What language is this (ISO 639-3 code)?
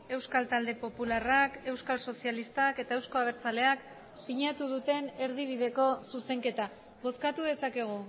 eus